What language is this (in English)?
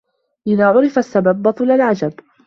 Arabic